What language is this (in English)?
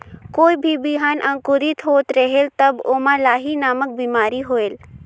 Chhattisgarhi